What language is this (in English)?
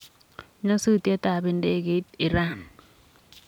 Kalenjin